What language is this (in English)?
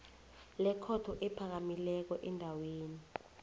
South Ndebele